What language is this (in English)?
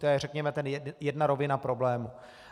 Czech